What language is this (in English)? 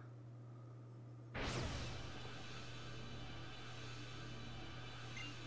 German